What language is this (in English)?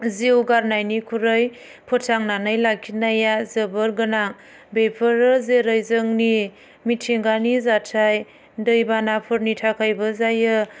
Bodo